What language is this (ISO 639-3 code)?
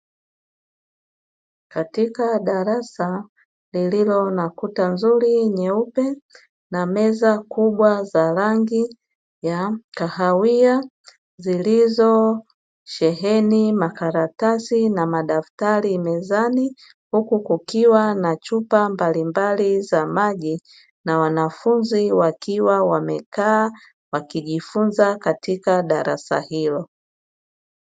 swa